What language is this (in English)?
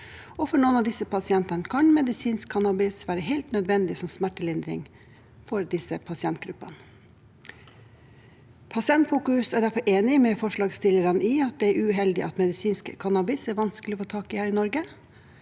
Norwegian